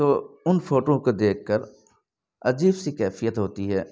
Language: Urdu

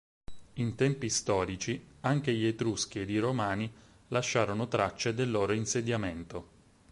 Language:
Italian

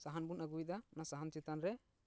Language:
Santali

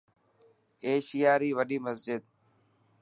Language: Dhatki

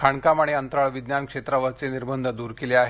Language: Marathi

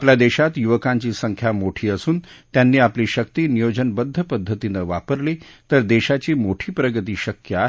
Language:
Marathi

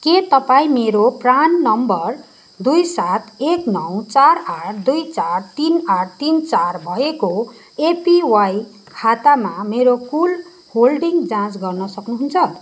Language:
Nepali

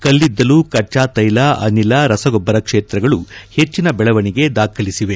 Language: Kannada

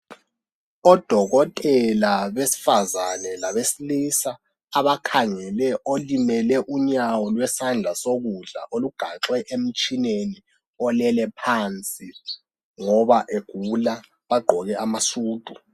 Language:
North Ndebele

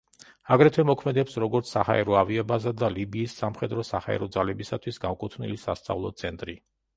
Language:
Georgian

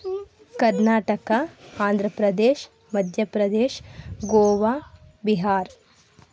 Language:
Kannada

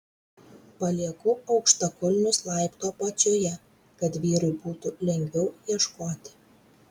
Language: Lithuanian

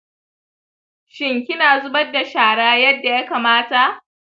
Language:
Hausa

